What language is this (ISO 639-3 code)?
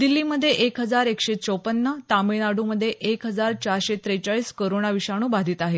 mar